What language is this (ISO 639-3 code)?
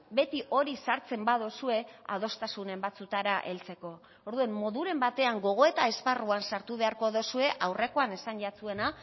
eus